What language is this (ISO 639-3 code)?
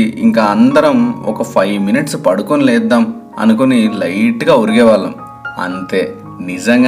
tel